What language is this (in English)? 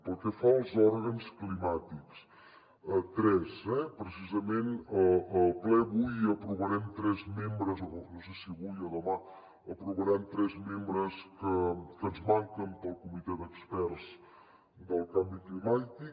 Catalan